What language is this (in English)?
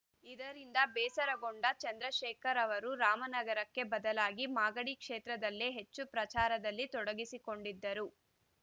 Kannada